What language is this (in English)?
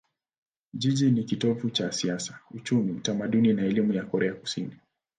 Swahili